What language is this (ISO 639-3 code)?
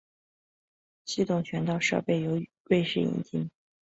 zho